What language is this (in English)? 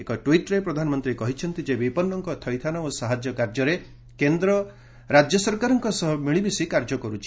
Odia